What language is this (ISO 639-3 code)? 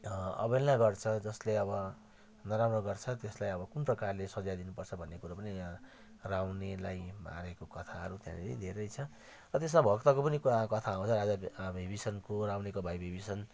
nep